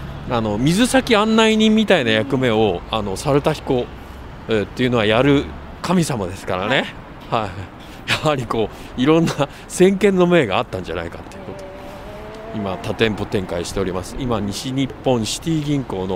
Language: Japanese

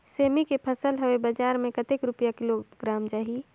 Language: Chhattisgarhi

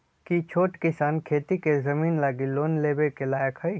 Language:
Magahi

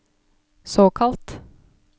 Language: Norwegian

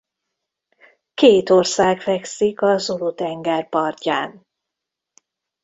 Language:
Hungarian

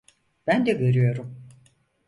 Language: Turkish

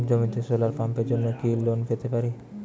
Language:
Bangla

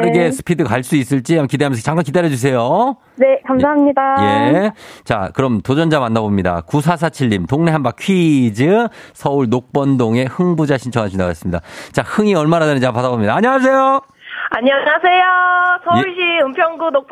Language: Korean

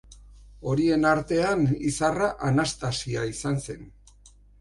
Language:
Basque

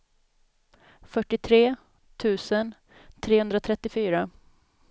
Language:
Swedish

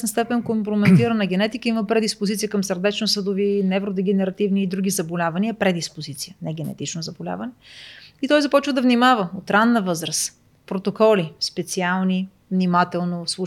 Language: Bulgarian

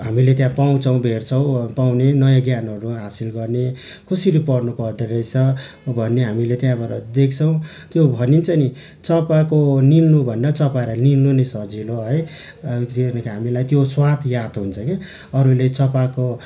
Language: Nepali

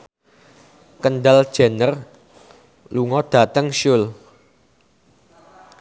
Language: Javanese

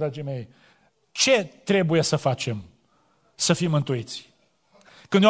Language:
Romanian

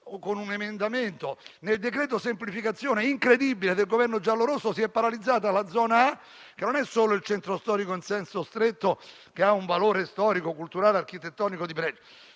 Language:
Italian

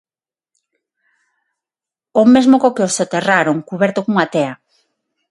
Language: Galician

